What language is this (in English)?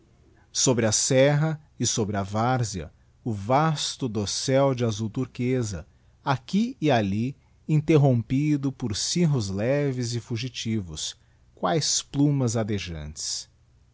Portuguese